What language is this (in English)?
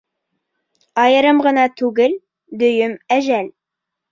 Bashkir